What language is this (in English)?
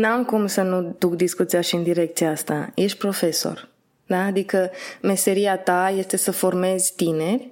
Romanian